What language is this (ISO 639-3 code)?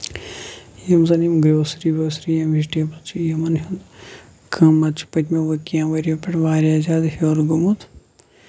kas